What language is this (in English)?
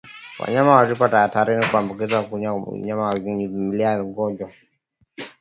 Swahili